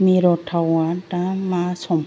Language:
Bodo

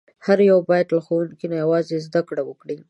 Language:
Pashto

